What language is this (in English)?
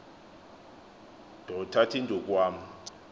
Xhosa